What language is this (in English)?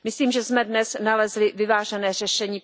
Czech